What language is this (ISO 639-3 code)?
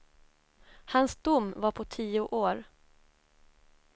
swe